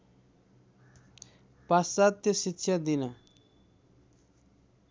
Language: Nepali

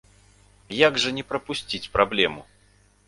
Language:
Belarusian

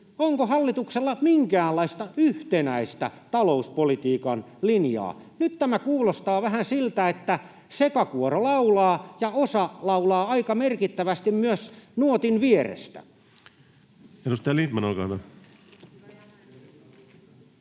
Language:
Finnish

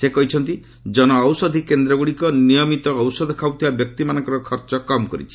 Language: Odia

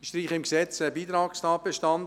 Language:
Swiss German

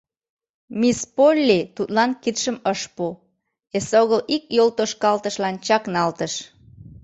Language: Mari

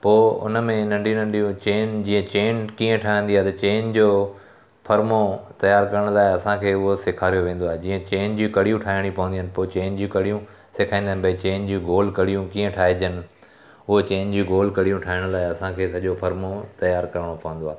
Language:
Sindhi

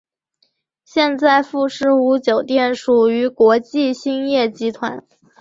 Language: Chinese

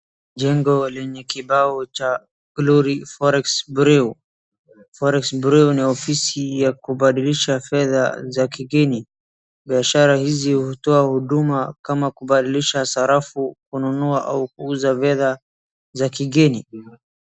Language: Swahili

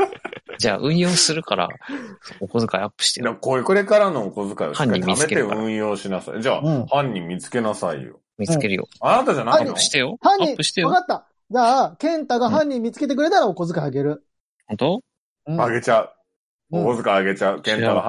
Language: Japanese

